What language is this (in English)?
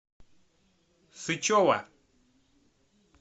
Russian